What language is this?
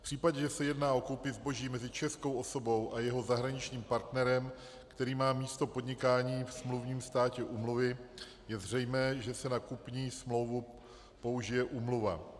Czech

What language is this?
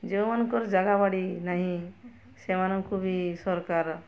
Odia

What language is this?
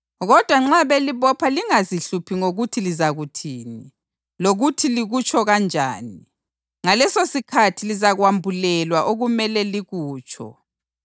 North Ndebele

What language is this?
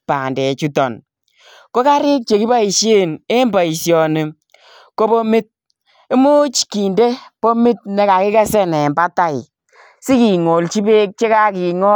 Kalenjin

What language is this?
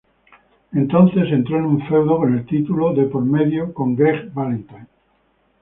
Spanish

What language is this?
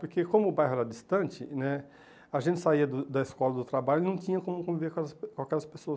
Portuguese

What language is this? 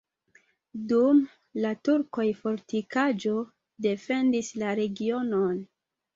Esperanto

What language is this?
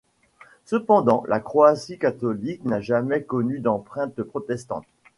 French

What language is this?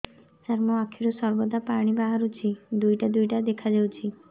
Odia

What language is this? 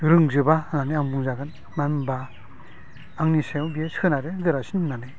Bodo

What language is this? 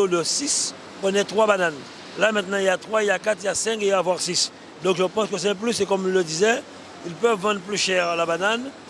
French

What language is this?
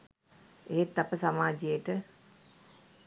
Sinhala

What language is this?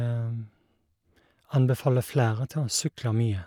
Norwegian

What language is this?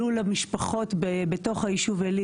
Hebrew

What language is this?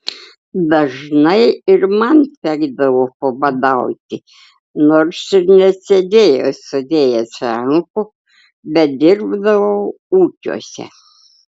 Lithuanian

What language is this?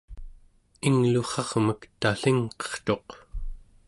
Central Yupik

